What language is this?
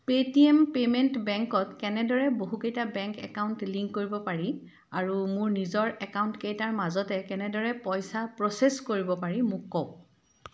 Assamese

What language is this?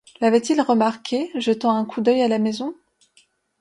French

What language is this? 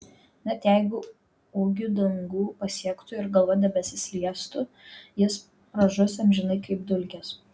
Lithuanian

